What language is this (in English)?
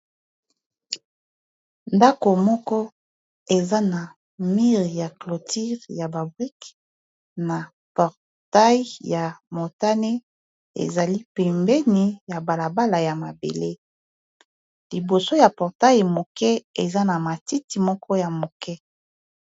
Lingala